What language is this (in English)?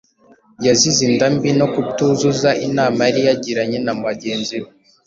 Kinyarwanda